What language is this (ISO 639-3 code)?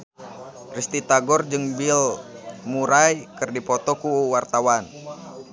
sun